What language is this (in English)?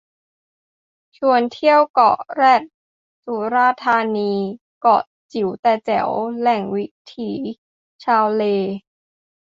Thai